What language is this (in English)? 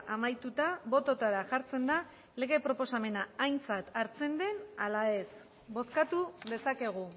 Basque